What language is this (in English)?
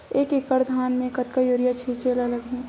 Chhattisgarhi